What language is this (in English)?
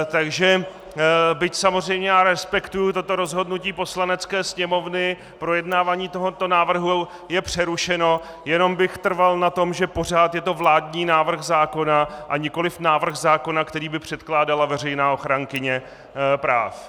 Czech